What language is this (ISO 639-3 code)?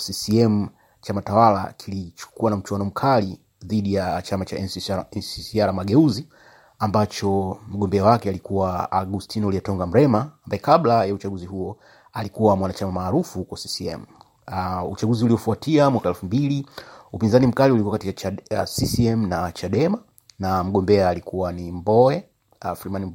swa